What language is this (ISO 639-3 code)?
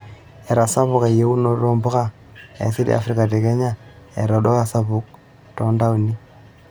mas